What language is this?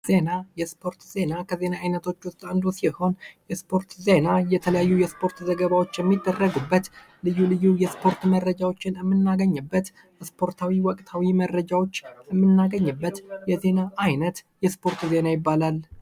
Amharic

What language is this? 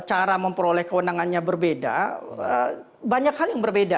Indonesian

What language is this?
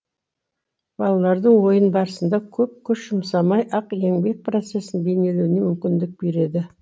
Kazakh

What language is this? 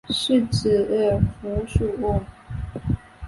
Chinese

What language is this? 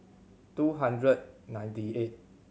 English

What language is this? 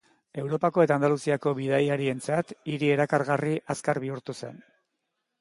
Basque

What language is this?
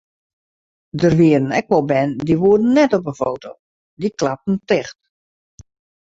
Western Frisian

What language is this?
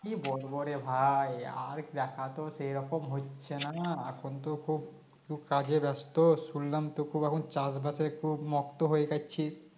Bangla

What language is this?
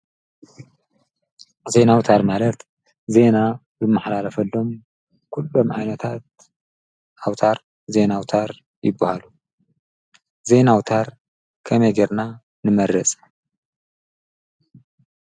Tigrinya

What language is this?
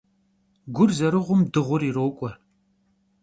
Kabardian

